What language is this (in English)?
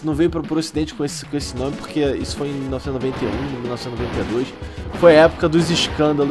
Portuguese